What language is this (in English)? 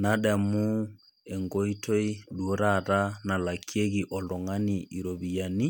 Masai